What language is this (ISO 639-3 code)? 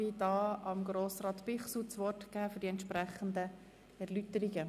gsw